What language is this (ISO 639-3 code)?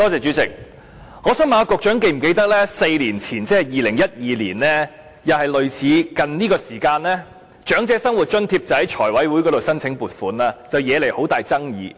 yue